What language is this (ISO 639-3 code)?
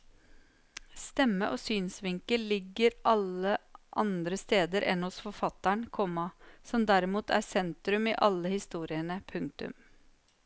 nor